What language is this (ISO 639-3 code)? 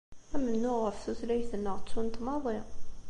kab